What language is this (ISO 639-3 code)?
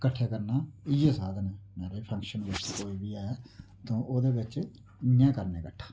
doi